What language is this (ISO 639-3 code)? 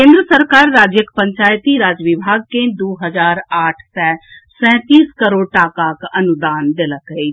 mai